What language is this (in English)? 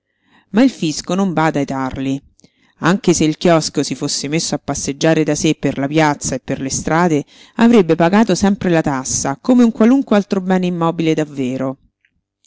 Italian